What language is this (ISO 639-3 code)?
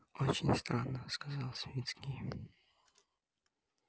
rus